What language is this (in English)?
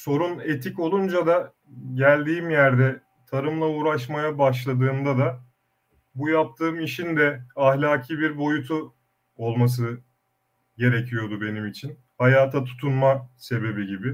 Turkish